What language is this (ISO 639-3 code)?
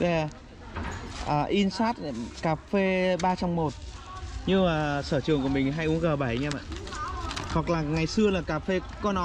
vie